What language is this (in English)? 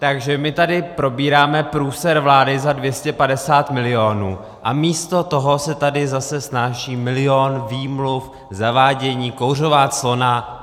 Czech